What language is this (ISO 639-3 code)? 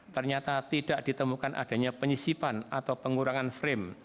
ind